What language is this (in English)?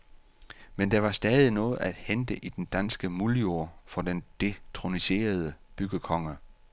Danish